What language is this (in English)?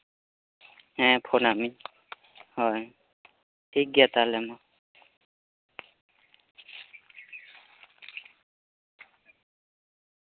Santali